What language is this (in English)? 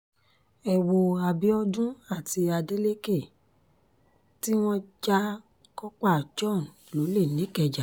Yoruba